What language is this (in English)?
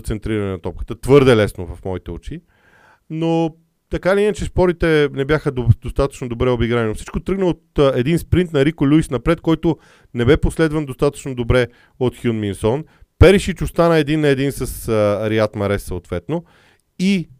Bulgarian